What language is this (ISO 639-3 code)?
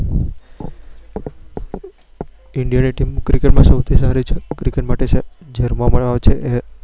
guj